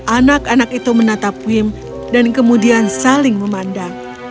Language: Indonesian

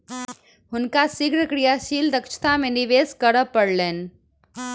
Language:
Maithili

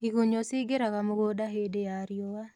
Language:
Kikuyu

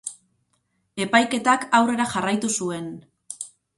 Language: Basque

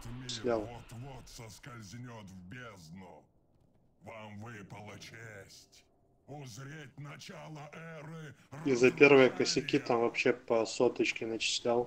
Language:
Russian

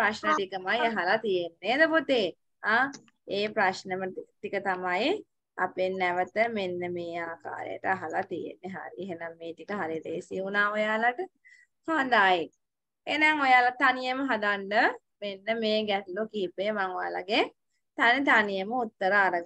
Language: Thai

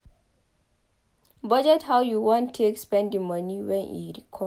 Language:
Nigerian Pidgin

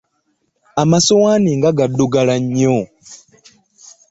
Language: Ganda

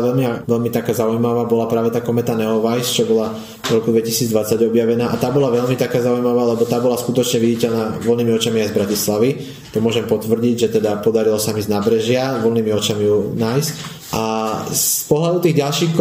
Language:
Slovak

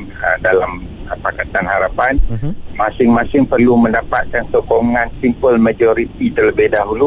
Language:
Malay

